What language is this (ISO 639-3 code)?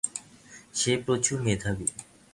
ben